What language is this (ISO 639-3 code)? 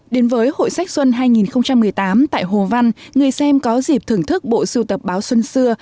vie